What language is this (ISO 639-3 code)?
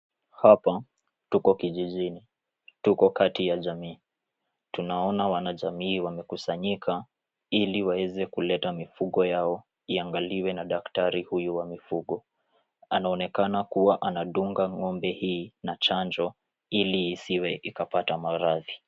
swa